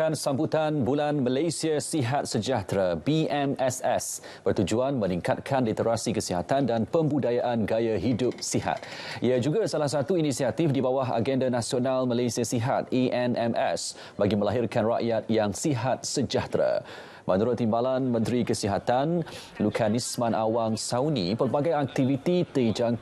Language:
Malay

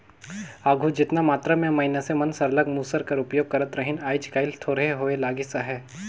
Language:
Chhattisgarhi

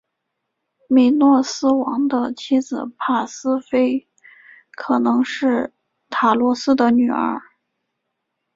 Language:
Chinese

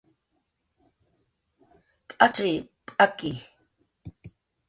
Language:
Jaqaru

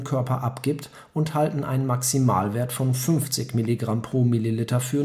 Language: German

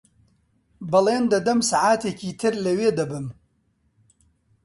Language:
Central Kurdish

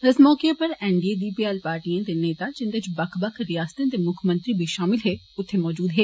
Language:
Dogri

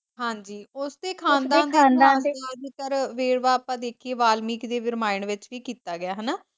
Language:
Punjabi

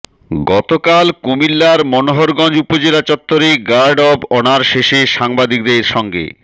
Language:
Bangla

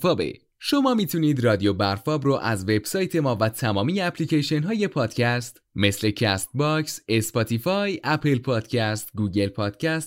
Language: Persian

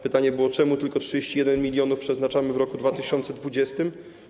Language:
Polish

